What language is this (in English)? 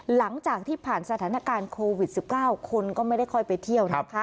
Thai